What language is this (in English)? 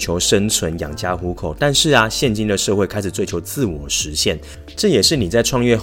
Chinese